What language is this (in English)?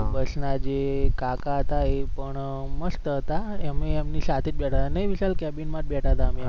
Gujarati